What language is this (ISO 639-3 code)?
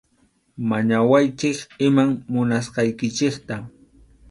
qxu